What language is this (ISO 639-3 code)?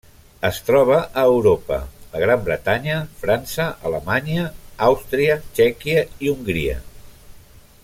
cat